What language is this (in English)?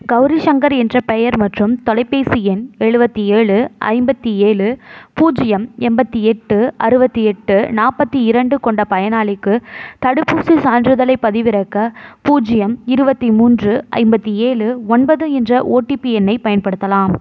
Tamil